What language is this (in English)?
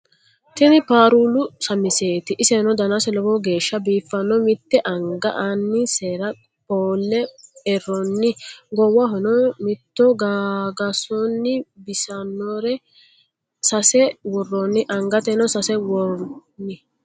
Sidamo